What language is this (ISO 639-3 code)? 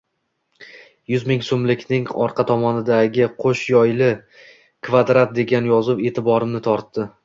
uzb